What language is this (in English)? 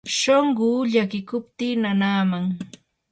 Yanahuanca Pasco Quechua